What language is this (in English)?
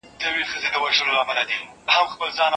Pashto